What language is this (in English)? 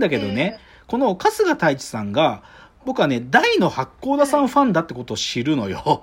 Japanese